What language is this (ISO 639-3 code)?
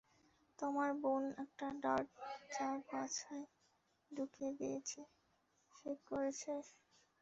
ben